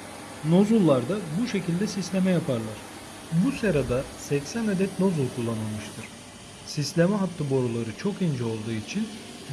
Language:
Turkish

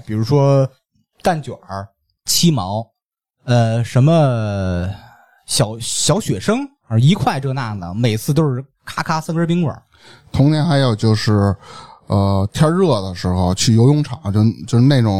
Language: Chinese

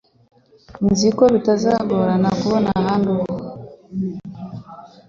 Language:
Kinyarwanda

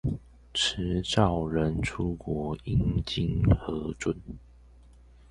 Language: Chinese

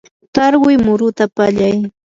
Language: Yanahuanca Pasco Quechua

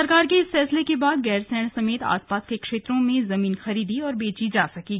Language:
Hindi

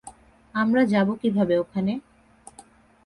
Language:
Bangla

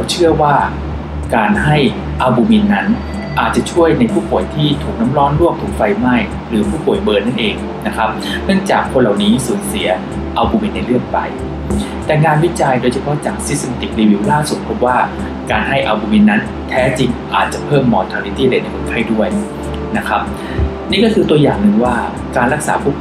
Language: Thai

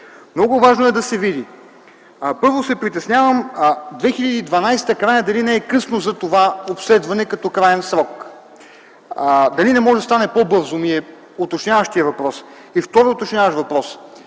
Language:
Bulgarian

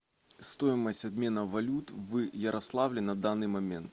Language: Russian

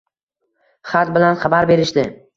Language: Uzbek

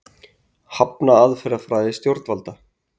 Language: Icelandic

